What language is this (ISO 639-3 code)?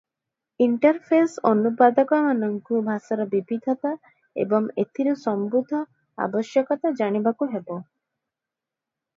ori